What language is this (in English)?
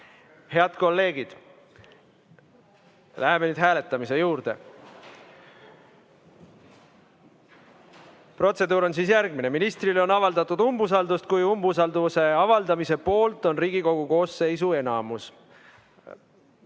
Estonian